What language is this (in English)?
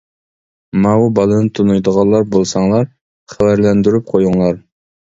Uyghur